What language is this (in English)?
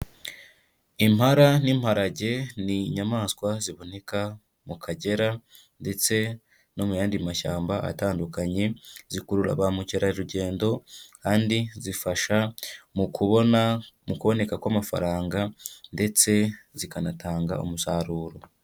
Kinyarwanda